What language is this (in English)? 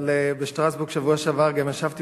Hebrew